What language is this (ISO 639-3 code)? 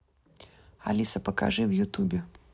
rus